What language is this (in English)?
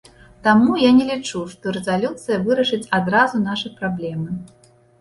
Belarusian